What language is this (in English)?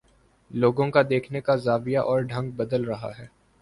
Urdu